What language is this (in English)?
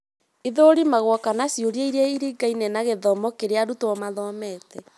Kikuyu